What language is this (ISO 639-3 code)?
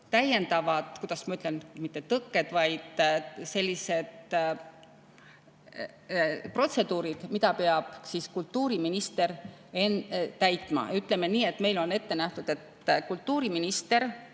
est